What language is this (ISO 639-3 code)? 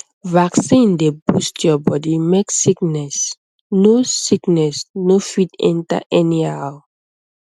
pcm